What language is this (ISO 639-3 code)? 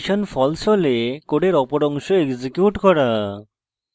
ben